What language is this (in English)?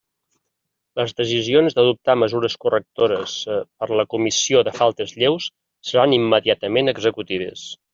Catalan